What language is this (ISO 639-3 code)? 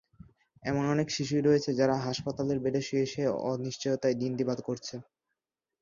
ben